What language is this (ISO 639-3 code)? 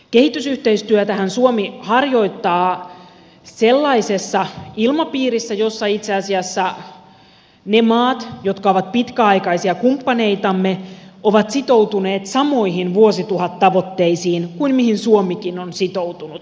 fin